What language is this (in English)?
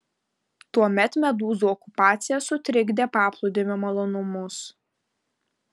Lithuanian